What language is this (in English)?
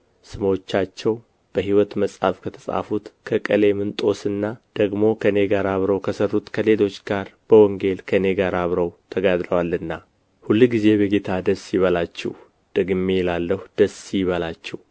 Amharic